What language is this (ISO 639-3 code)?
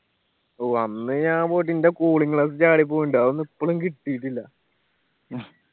mal